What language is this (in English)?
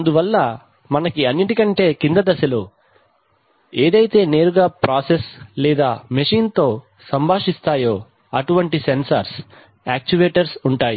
Telugu